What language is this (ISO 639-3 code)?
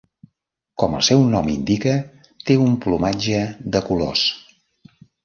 cat